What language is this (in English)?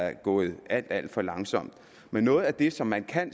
Danish